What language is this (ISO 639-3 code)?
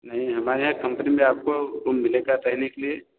hin